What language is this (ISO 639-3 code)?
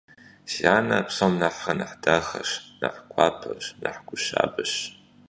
kbd